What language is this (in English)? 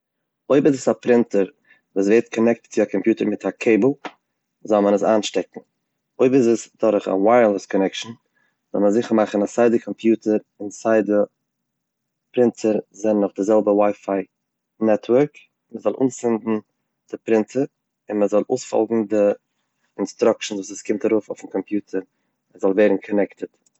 Yiddish